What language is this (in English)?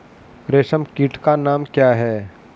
Hindi